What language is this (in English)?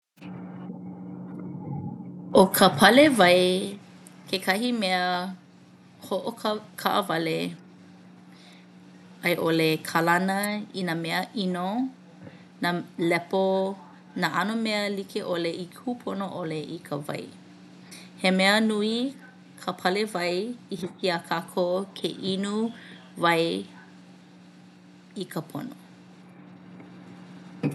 Hawaiian